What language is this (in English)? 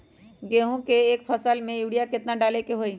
Magahi